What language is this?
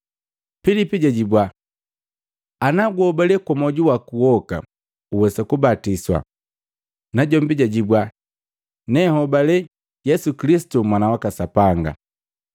Matengo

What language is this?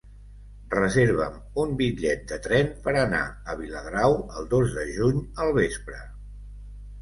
Catalan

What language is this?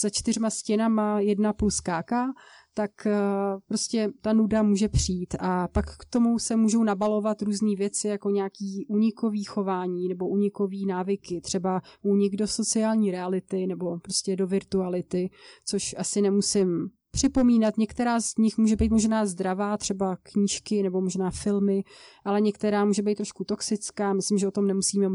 Czech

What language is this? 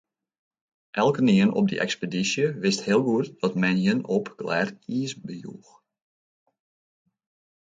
Western Frisian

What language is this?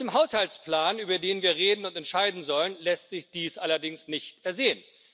German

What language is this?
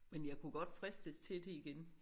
Danish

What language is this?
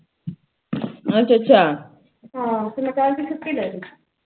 Punjabi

